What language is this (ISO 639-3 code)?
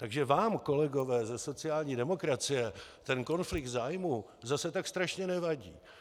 ces